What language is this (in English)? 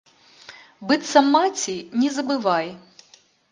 Belarusian